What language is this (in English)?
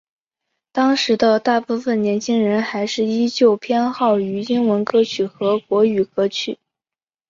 Chinese